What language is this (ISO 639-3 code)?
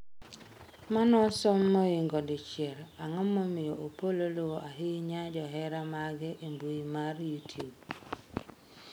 luo